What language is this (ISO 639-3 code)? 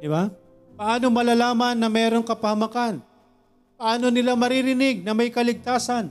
fil